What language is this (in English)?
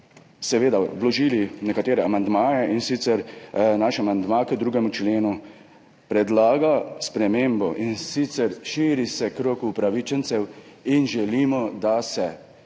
Slovenian